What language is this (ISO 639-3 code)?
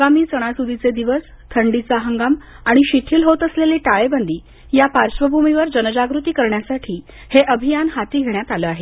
mar